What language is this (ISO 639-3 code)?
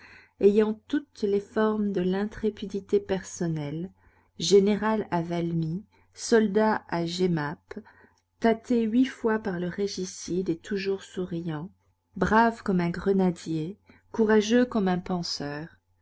fra